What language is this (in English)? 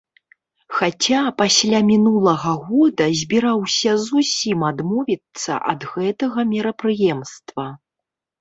Belarusian